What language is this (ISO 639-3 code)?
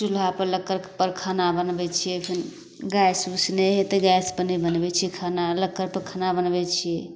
mai